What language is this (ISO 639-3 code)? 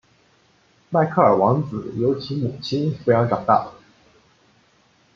zho